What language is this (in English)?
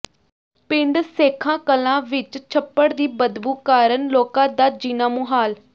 Punjabi